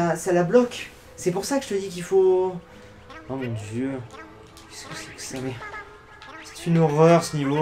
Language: French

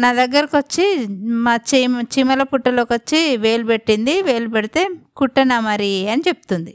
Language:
Telugu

